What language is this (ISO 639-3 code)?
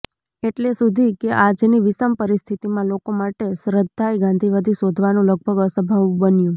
guj